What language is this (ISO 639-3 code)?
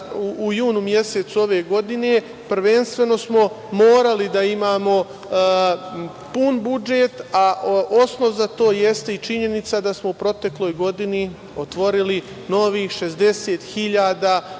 srp